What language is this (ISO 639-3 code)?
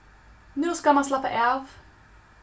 fao